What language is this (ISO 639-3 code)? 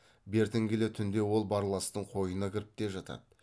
kaz